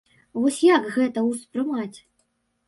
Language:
Belarusian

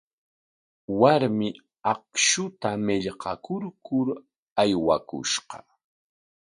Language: Corongo Ancash Quechua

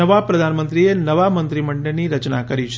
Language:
Gujarati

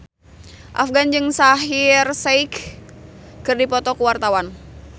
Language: Sundanese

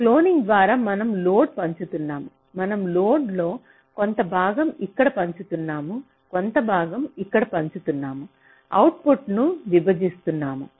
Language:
Telugu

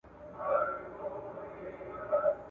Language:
Pashto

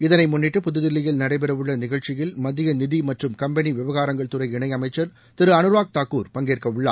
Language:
Tamil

